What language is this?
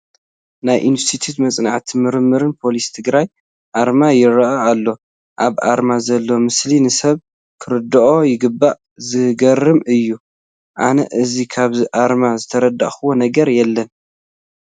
Tigrinya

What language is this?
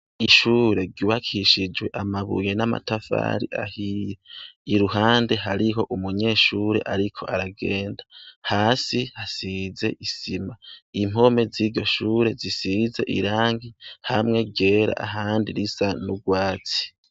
Rundi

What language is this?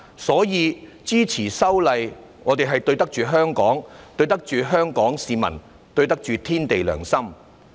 Cantonese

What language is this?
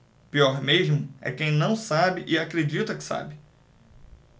Portuguese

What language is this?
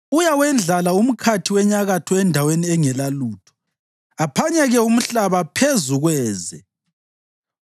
North Ndebele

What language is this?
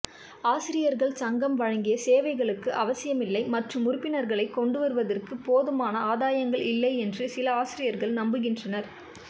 Tamil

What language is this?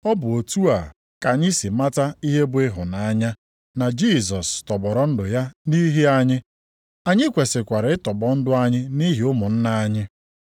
Igbo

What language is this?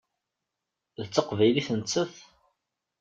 Kabyle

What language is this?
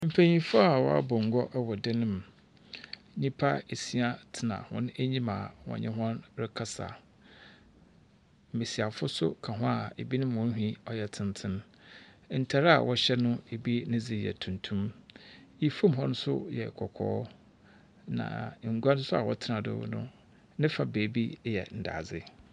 Akan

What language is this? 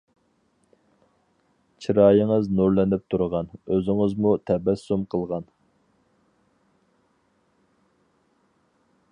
Uyghur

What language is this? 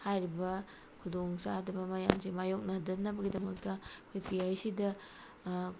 Manipuri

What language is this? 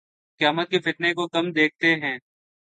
Urdu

